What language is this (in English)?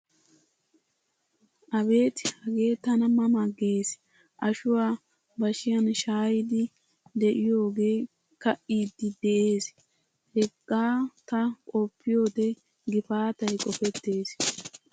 Wolaytta